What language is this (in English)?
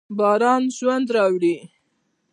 Pashto